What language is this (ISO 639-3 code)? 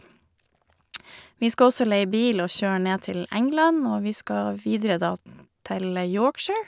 nor